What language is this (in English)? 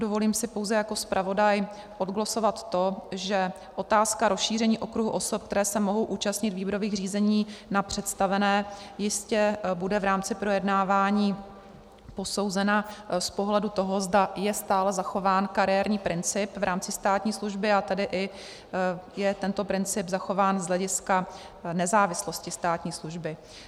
Czech